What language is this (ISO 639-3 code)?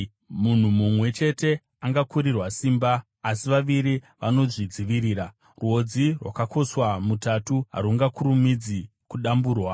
sna